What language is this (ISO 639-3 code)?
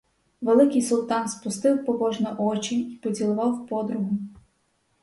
ukr